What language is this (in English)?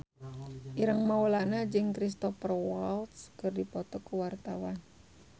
Sundanese